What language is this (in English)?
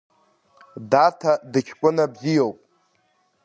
Abkhazian